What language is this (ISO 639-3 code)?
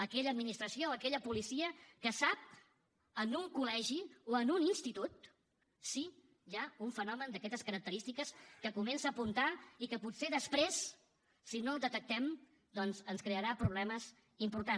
cat